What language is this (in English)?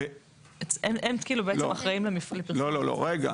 Hebrew